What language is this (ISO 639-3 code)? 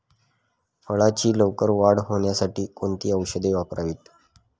mar